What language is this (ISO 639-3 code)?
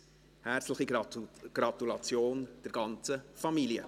gsw